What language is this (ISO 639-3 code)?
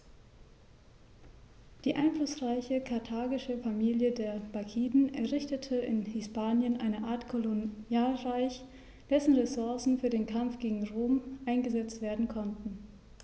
deu